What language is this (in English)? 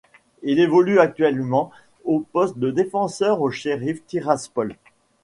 French